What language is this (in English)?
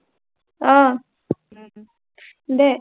Assamese